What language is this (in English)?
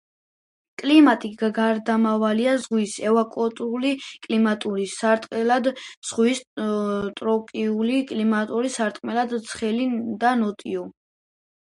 Georgian